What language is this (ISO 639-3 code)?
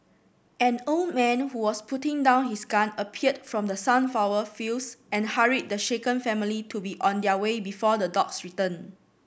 eng